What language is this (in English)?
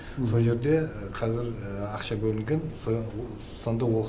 Kazakh